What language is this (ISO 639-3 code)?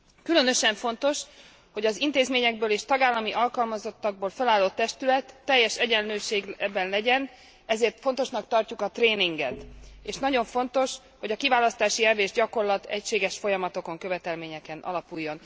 hun